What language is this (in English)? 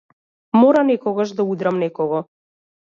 Macedonian